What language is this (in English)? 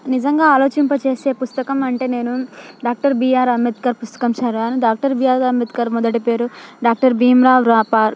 Telugu